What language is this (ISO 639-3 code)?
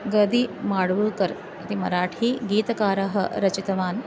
san